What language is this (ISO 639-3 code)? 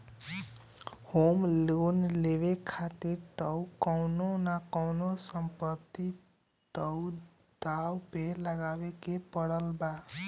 bho